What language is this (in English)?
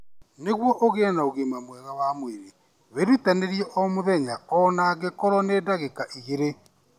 Kikuyu